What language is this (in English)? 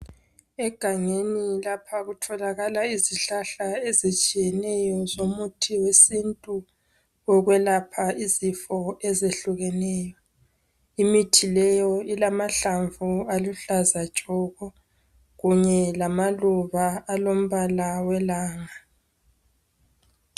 North Ndebele